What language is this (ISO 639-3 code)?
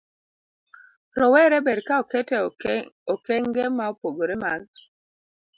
luo